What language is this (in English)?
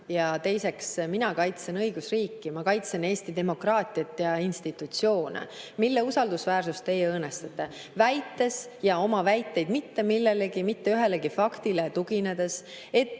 Estonian